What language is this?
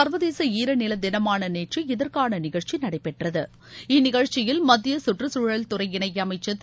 Tamil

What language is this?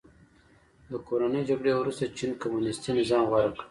Pashto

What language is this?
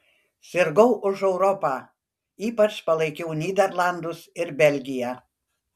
Lithuanian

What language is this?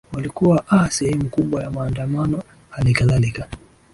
Swahili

